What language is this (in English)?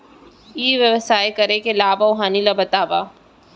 Chhattisgarhi